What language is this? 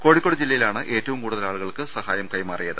Malayalam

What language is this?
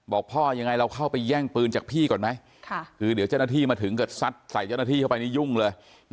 Thai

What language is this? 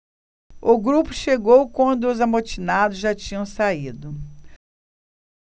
Portuguese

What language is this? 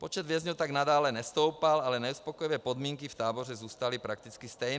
Czech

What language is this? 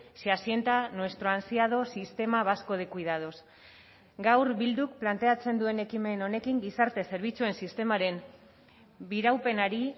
Basque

